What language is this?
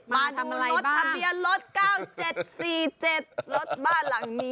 Thai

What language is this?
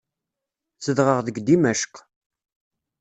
Kabyle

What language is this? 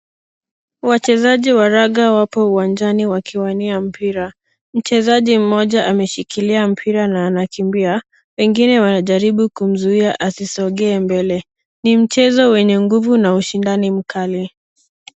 Swahili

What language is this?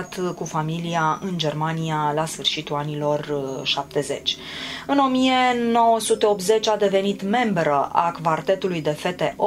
Romanian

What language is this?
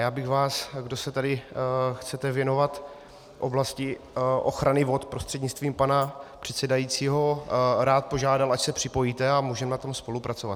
Czech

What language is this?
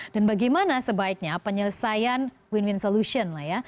Indonesian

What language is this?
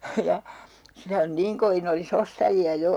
Finnish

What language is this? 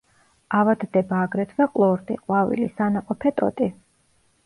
Georgian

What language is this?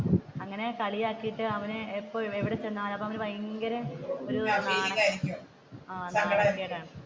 Malayalam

